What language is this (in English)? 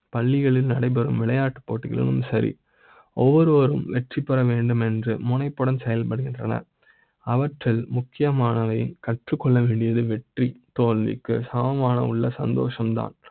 Tamil